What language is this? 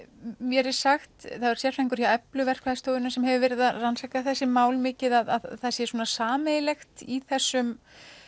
Icelandic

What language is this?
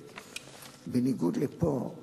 Hebrew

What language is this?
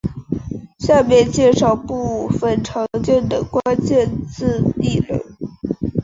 Chinese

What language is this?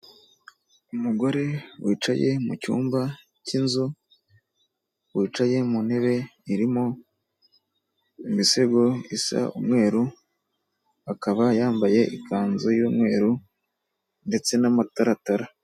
Kinyarwanda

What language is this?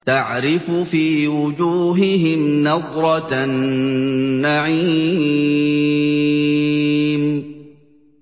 Arabic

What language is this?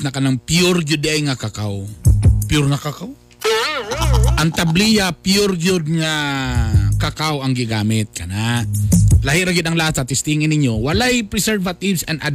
Filipino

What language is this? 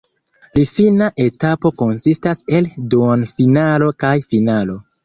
Esperanto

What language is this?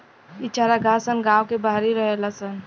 Bhojpuri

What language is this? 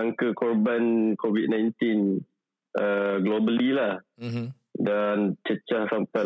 Malay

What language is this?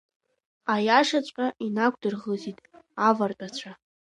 Abkhazian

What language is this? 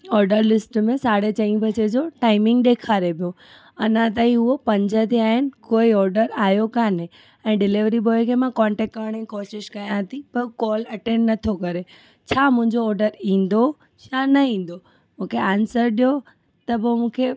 Sindhi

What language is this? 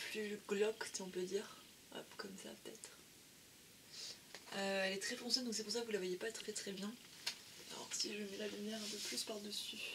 French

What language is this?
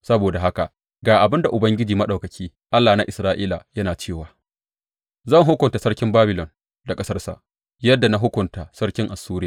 Hausa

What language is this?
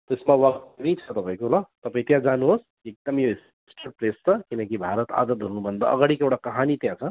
Nepali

